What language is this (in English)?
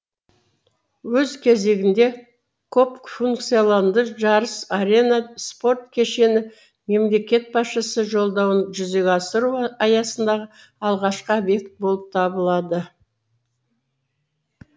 Kazakh